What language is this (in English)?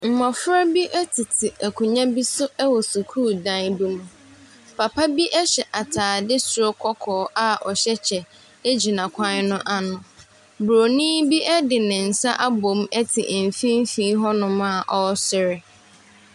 Akan